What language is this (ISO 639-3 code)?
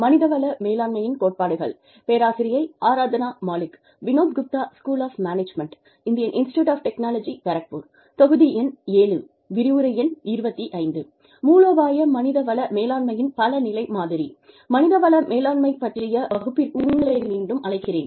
tam